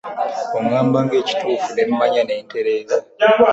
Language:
Ganda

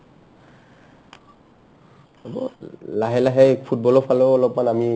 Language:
Assamese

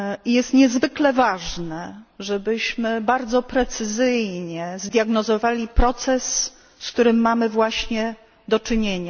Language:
Polish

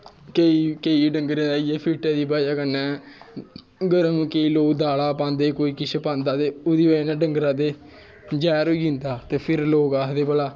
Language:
Dogri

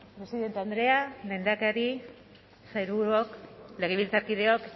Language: Basque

